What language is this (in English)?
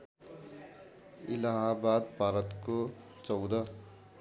Nepali